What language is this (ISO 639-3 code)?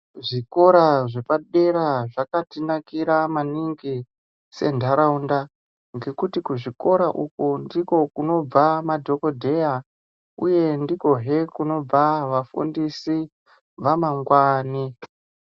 ndc